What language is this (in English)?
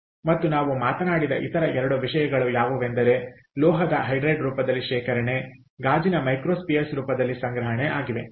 Kannada